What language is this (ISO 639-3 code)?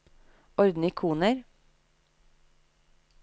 nor